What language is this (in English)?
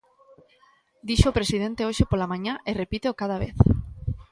Galician